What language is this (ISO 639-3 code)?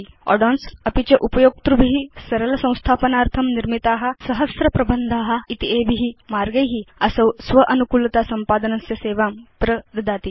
san